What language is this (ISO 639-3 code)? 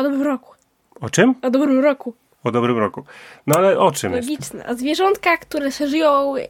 pol